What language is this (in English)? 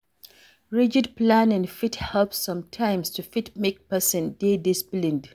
Nigerian Pidgin